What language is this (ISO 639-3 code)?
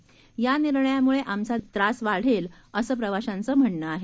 mar